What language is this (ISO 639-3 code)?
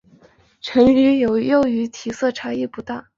zho